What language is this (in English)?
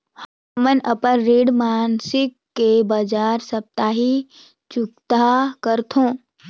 Chhattisgarhi